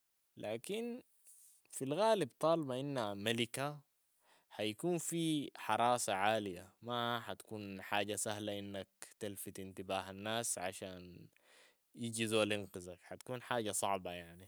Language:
Sudanese Arabic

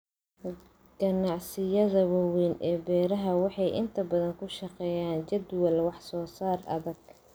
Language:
Somali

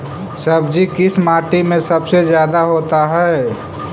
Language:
Magahi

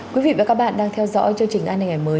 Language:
Vietnamese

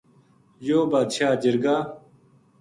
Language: Gujari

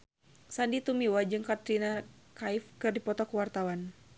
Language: Sundanese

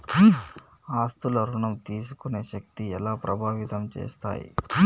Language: Telugu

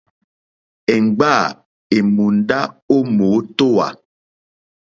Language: Mokpwe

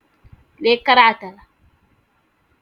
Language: Wolof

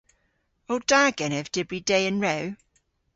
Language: Cornish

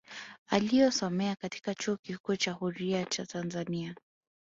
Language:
Swahili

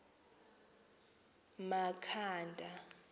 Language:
Xhosa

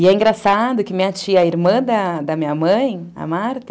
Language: Portuguese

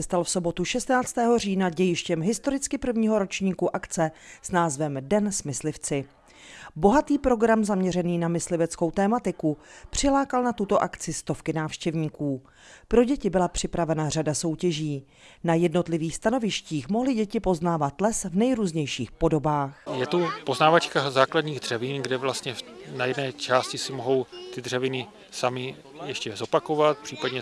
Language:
Czech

